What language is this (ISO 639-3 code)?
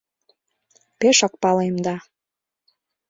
chm